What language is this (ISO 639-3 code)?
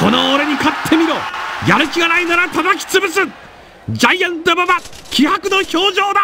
jpn